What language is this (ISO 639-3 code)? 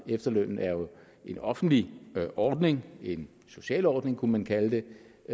dan